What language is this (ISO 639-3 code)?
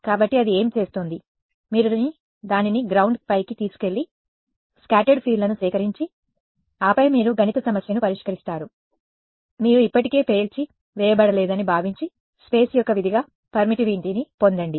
tel